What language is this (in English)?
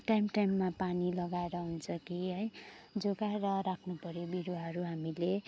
Nepali